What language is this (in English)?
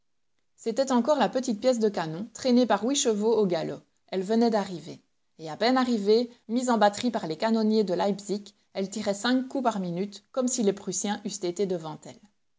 French